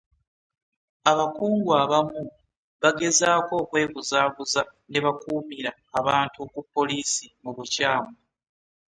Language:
Ganda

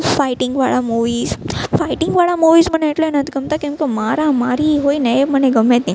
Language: Gujarati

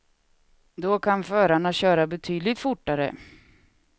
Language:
Swedish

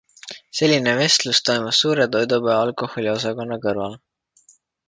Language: Estonian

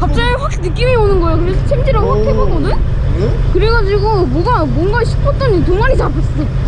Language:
Korean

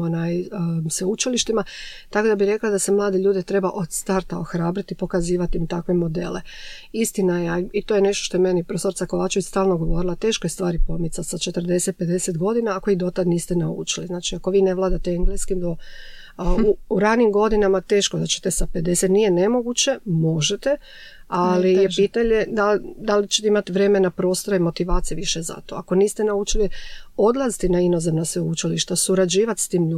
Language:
Croatian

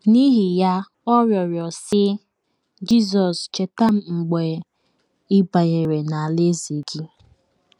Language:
Igbo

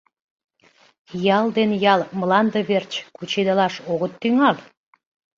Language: Mari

